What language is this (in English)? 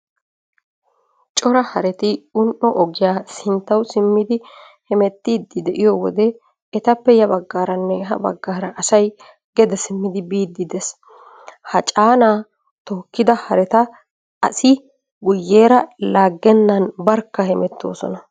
Wolaytta